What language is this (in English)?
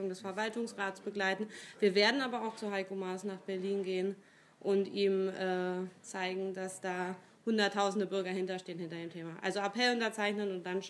German